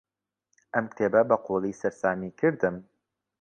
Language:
Central Kurdish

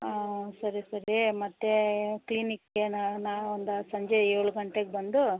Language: Kannada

